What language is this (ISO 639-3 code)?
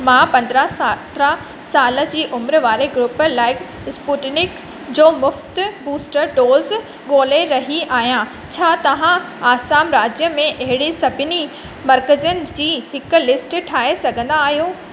snd